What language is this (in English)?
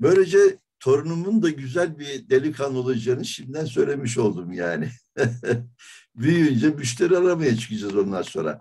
Turkish